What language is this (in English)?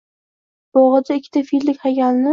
Uzbek